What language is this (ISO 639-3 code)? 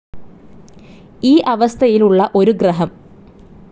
mal